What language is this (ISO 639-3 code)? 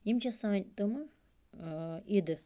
kas